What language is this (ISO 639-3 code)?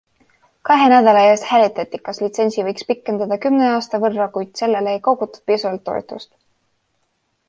est